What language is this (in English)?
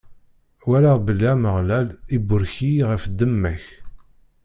Kabyle